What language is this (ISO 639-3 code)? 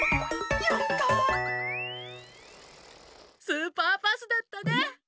jpn